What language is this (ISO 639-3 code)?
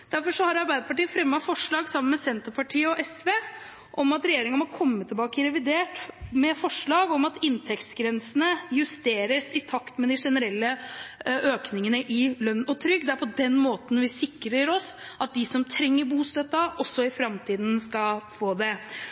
nob